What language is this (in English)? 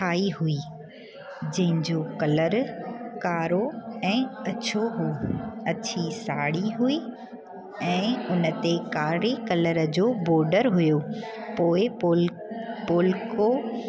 Sindhi